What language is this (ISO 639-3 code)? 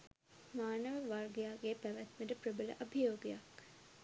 sin